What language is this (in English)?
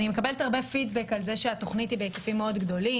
Hebrew